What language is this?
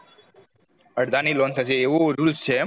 Gujarati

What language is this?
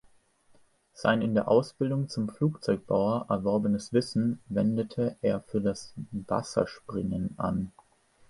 German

